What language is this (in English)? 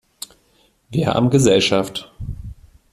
German